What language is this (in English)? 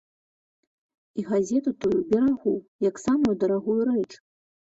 Belarusian